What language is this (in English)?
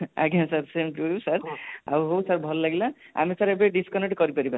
Odia